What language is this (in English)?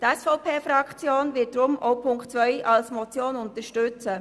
Swiss German